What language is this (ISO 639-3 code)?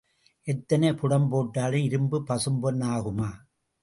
tam